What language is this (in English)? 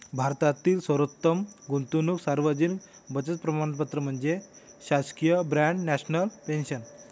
Marathi